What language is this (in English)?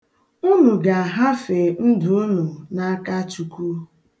Igbo